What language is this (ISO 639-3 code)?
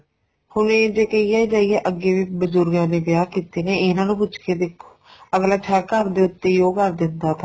pan